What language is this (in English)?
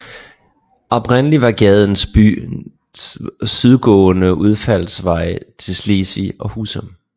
Danish